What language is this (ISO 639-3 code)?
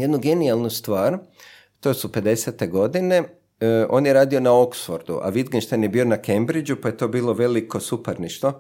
hrv